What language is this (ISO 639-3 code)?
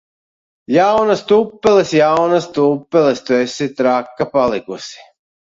lav